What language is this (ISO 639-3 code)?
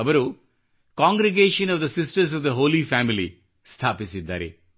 kan